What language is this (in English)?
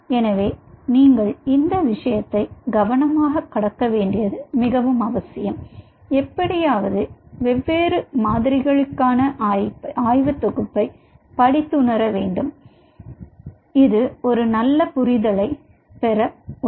Tamil